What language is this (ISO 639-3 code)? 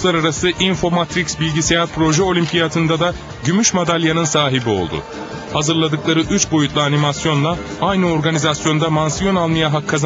tur